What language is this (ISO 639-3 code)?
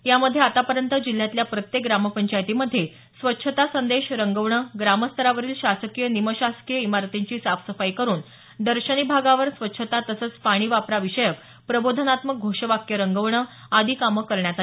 mar